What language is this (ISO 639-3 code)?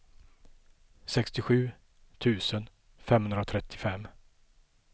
swe